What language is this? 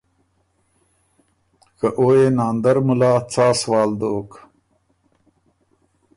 Ormuri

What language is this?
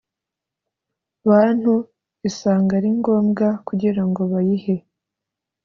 Kinyarwanda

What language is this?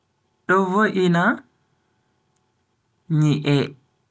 Bagirmi Fulfulde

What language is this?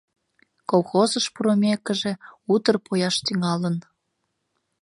Mari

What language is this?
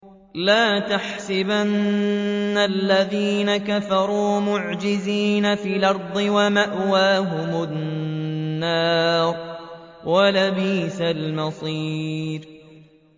Arabic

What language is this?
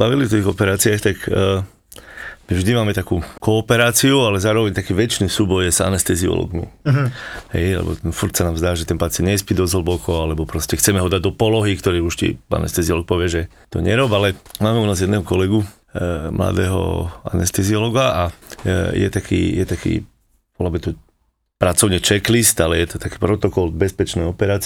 Slovak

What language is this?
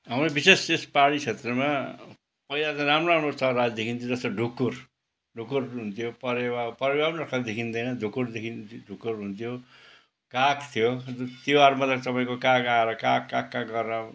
Nepali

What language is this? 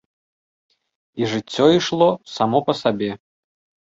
Belarusian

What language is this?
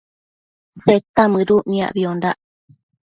Matsés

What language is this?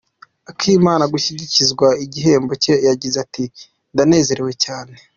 Kinyarwanda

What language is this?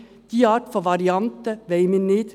Swiss German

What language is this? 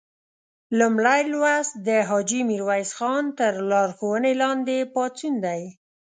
Pashto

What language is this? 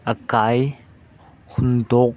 Manipuri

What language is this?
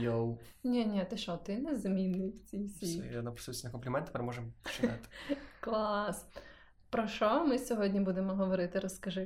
Ukrainian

